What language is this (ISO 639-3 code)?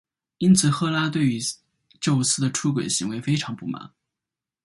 zho